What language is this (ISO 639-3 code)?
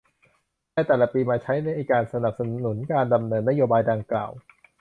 tha